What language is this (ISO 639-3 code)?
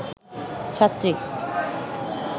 ben